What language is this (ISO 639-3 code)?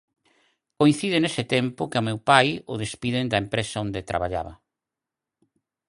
glg